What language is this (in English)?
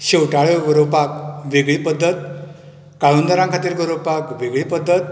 Konkani